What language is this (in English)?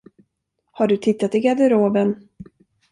Swedish